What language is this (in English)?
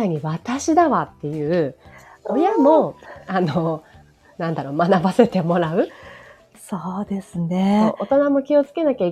Japanese